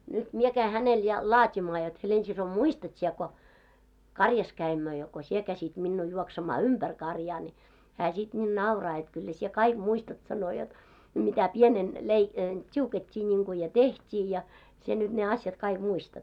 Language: Finnish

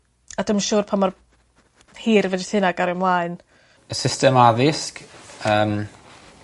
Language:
Welsh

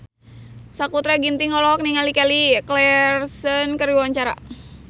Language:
Sundanese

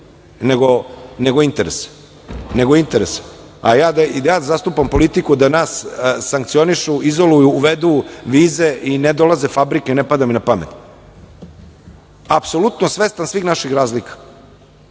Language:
Serbian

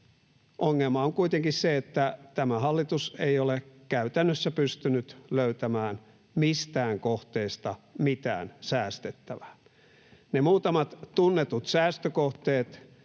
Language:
Finnish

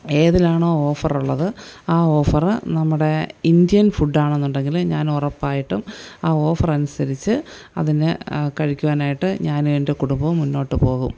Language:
Malayalam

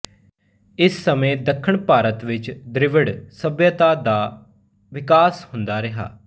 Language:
Punjabi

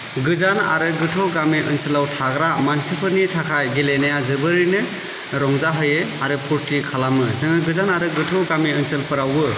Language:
Bodo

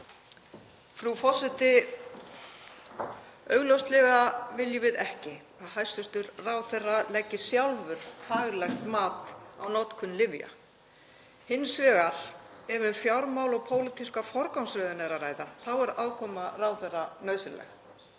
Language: Icelandic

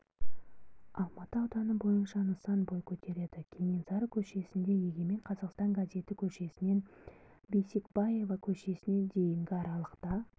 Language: Kazakh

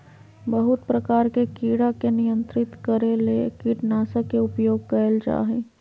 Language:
Magahi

